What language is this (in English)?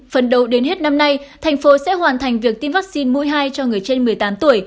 Vietnamese